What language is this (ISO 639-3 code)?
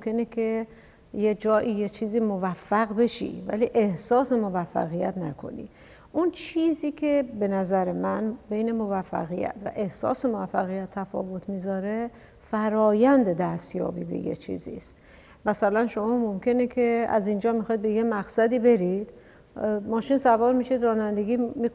fas